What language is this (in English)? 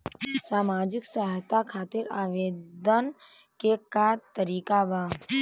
Bhojpuri